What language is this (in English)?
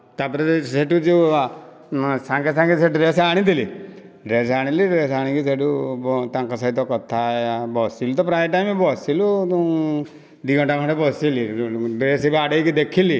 Odia